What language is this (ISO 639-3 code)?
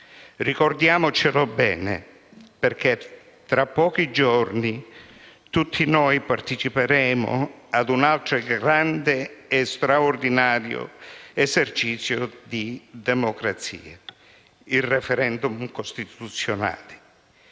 ita